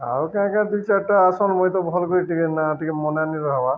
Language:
Odia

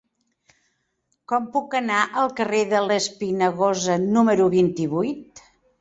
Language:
Catalan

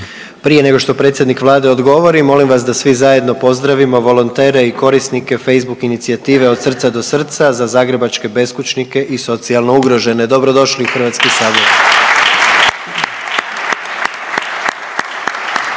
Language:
Croatian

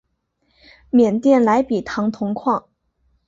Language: Chinese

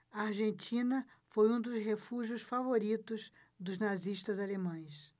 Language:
Portuguese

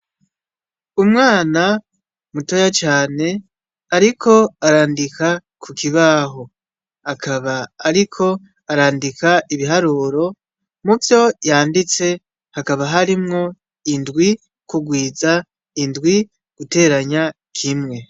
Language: Rundi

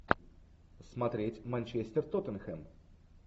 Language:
Russian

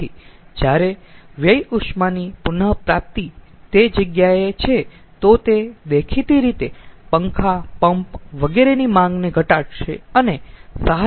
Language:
Gujarati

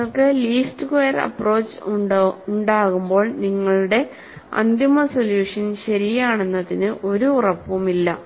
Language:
Malayalam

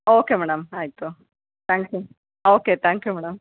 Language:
Kannada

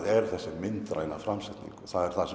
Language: Icelandic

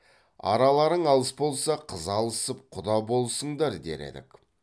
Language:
Kazakh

